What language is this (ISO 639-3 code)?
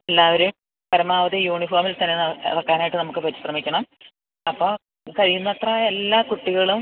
mal